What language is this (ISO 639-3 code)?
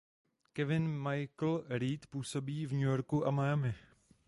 ces